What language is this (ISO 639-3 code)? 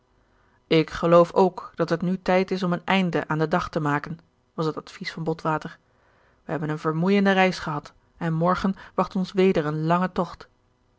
nld